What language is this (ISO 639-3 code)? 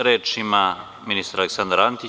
srp